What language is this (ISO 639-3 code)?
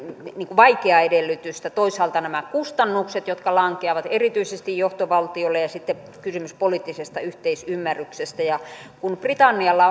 fin